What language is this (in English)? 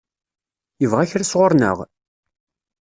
Kabyle